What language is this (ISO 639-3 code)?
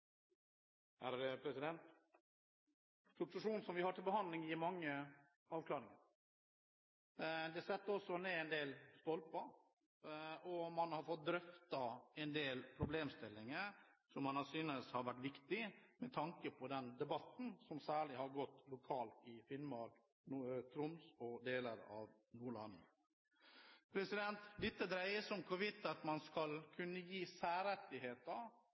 nor